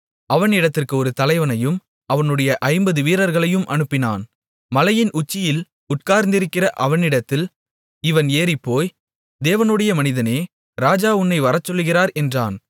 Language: Tamil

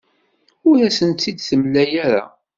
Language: Kabyle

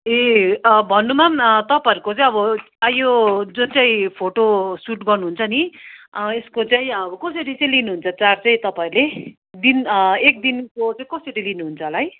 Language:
Nepali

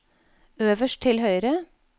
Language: Norwegian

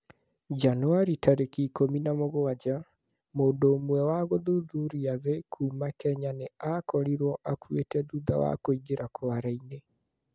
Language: Kikuyu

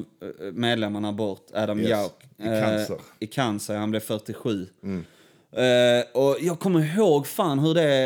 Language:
Swedish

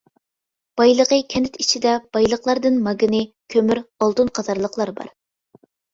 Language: Uyghur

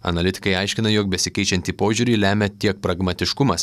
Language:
Lithuanian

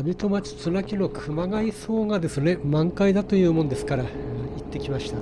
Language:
Japanese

